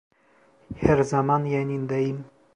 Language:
Turkish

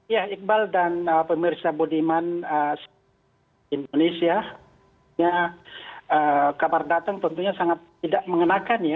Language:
Indonesian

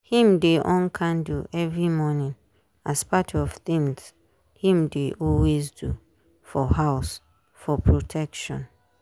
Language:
Nigerian Pidgin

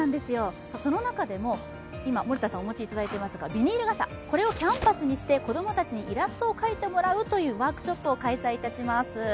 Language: Japanese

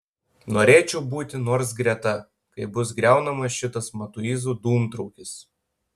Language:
Lithuanian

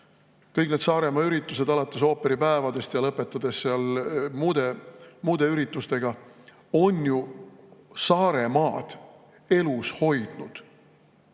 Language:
Estonian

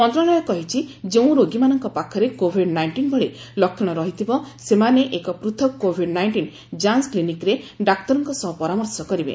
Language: Odia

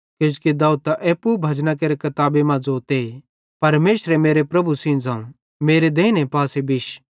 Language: Bhadrawahi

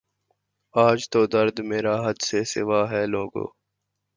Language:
Urdu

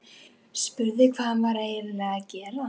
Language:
Icelandic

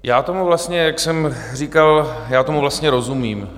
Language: Czech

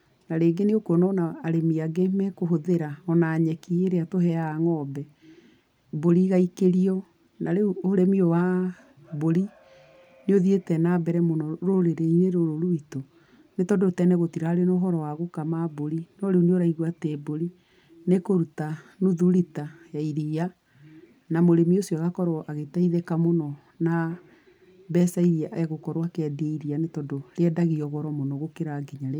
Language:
Kikuyu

